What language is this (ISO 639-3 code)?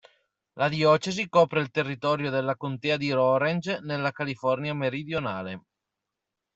ita